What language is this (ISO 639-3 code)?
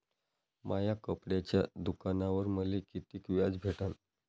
mar